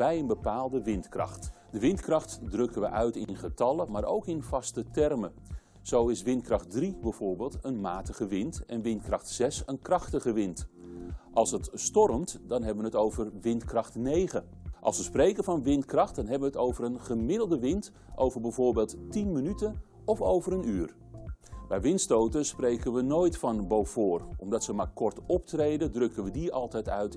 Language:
Dutch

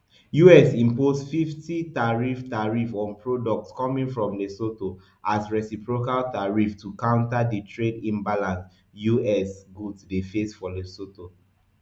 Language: Nigerian Pidgin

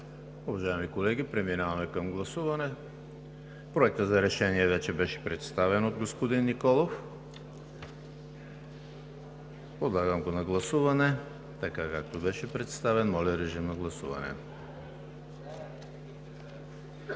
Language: Bulgarian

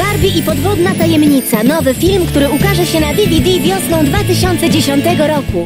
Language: Polish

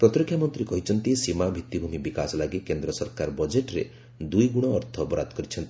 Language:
Odia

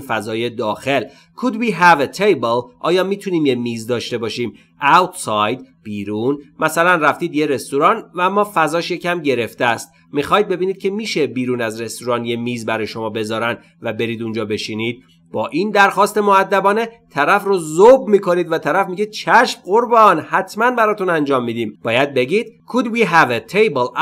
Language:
Persian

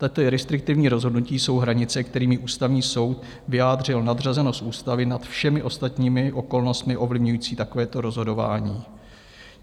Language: Czech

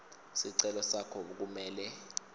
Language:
Swati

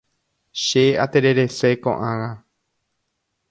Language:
Guarani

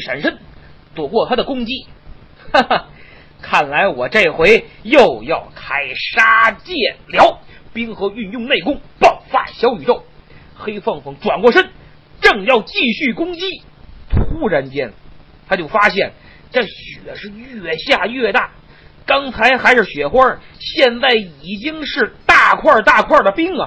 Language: Chinese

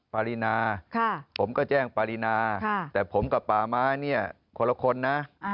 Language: Thai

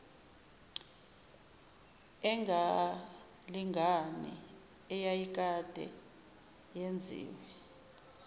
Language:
Zulu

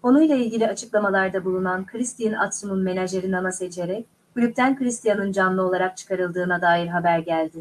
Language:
Turkish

